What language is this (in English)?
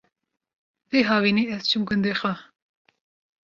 Kurdish